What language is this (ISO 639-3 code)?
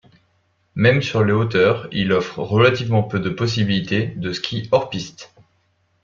fra